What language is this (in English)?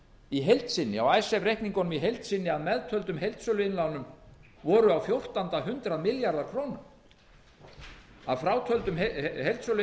Icelandic